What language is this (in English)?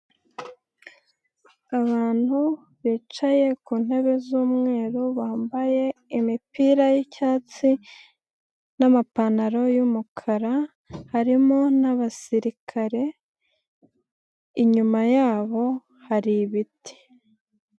Kinyarwanda